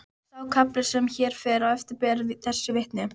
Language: Icelandic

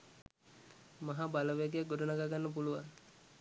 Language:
Sinhala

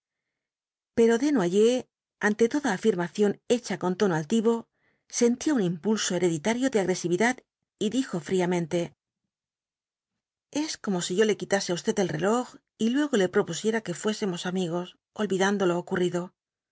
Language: Spanish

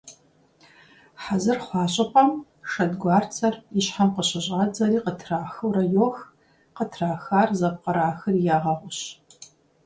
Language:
Kabardian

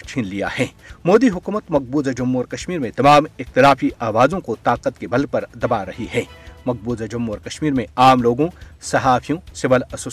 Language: Urdu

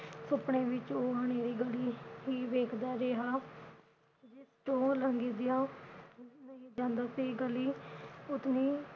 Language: Punjabi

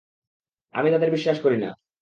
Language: Bangla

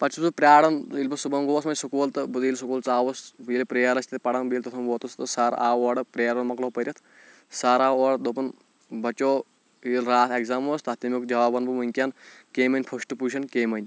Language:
Kashmiri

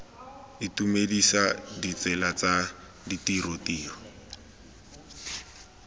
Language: Tswana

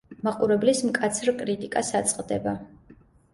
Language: Georgian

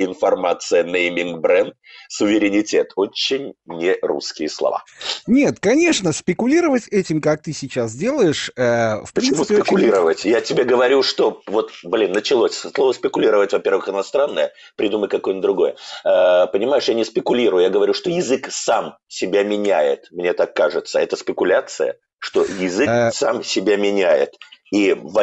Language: Russian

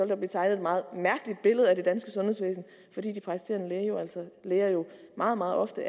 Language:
Danish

